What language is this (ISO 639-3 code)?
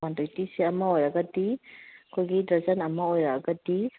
mni